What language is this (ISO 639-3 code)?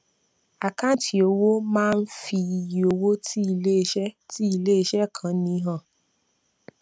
yor